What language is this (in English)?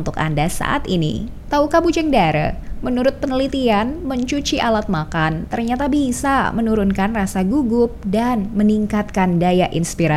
Indonesian